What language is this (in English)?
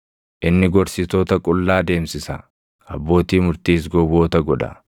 Oromo